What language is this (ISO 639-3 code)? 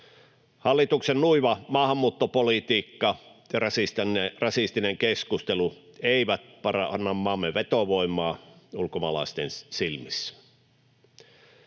fin